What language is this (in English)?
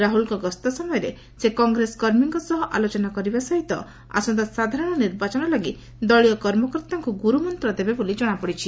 Odia